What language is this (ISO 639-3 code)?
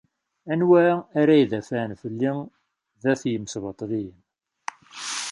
kab